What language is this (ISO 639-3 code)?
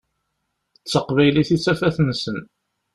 kab